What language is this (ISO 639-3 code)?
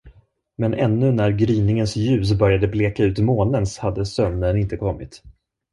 swe